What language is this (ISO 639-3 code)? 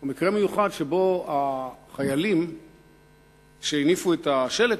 heb